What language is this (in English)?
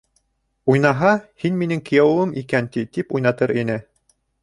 Bashkir